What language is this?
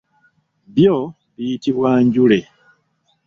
Ganda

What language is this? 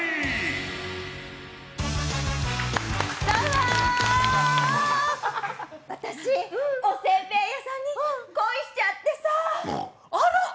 Japanese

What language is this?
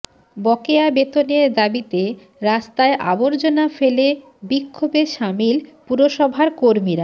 Bangla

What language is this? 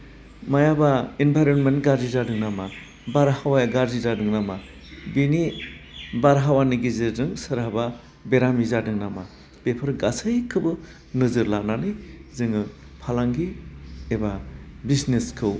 Bodo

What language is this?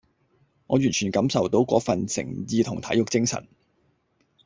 Cantonese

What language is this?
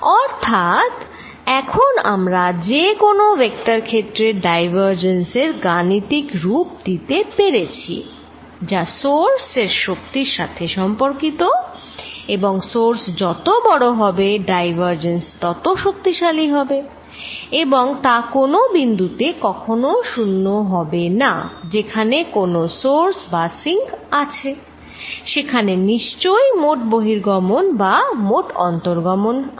Bangla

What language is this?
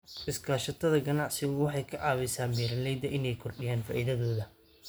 Somali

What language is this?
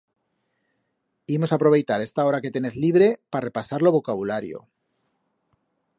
Aragonese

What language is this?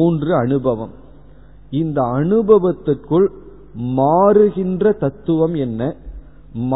Tamil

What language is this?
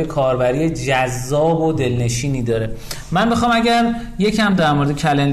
Persian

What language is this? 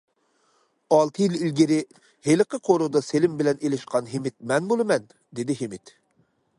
Uyghur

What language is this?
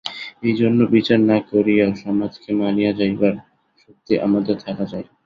Bangla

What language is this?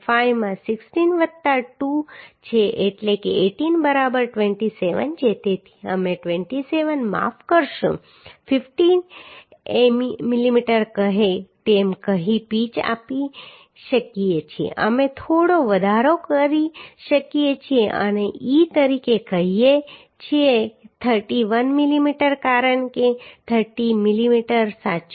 Gujarati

